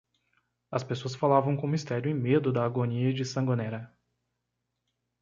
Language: Portuguese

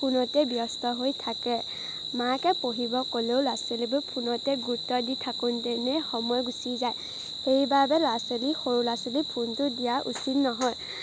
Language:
Assamese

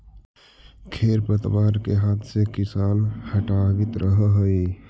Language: Magahi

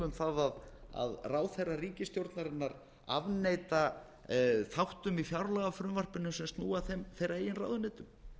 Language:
Icelandic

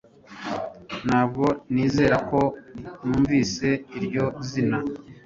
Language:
Kinyarwanda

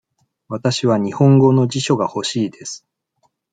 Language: Japanese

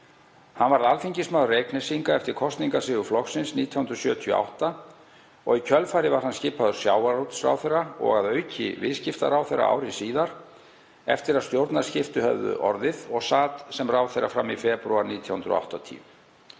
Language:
Icelandic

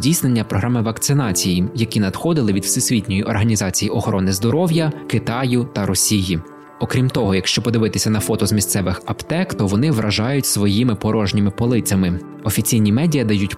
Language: Ukrainian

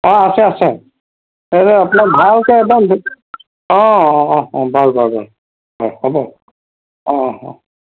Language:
Assamese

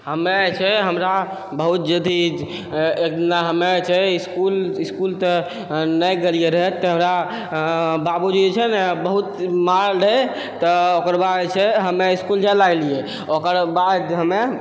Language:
Maithili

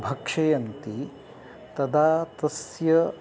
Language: Sanskrit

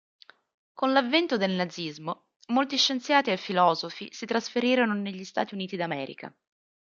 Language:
Italian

